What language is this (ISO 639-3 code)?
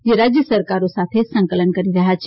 guj